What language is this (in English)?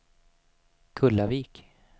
Swedish